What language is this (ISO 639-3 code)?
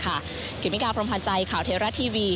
tha